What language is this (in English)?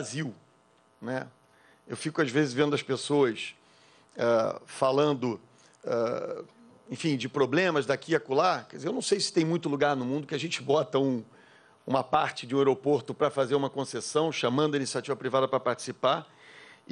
Portuguese